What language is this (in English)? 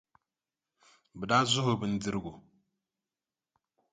Dagbani